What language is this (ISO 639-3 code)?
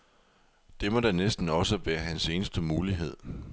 dan